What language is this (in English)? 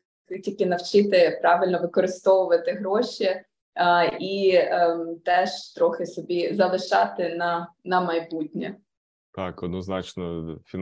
Ukrainian